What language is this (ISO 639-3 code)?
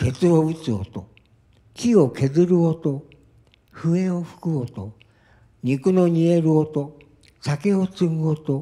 jpn